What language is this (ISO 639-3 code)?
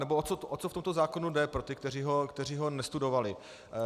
ces